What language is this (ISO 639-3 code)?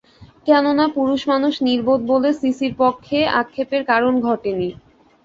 ben